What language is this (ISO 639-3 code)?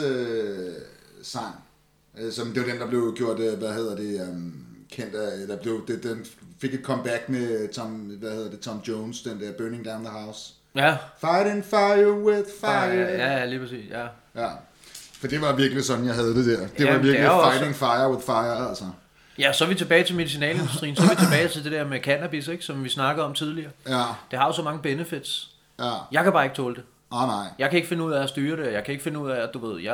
dan